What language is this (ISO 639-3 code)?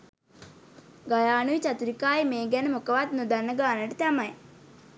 sin